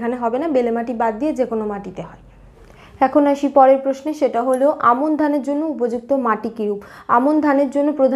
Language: Bangla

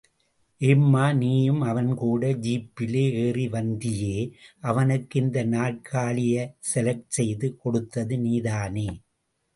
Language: Tamil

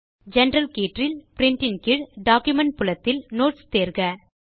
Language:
Tamil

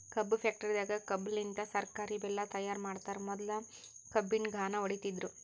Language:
Kannada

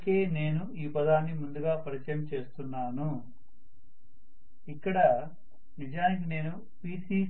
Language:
Telugu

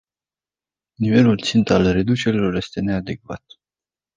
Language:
Romanian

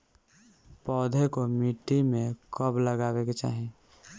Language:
Bhojpuri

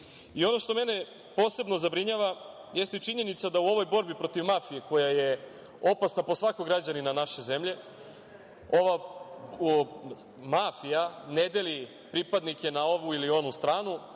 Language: Serbian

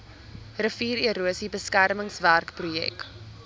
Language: Afrikaans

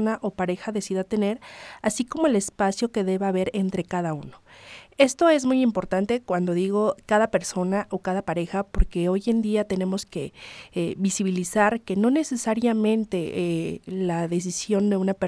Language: Spanish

